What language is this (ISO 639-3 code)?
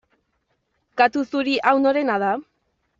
eus